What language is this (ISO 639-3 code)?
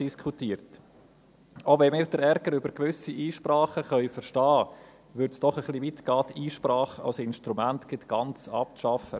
gsw